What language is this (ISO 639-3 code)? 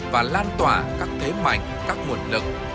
vie